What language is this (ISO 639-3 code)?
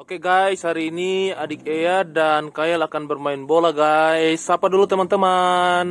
ind